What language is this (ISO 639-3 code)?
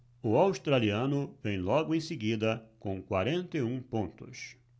por